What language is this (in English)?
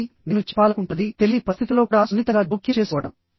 Telugu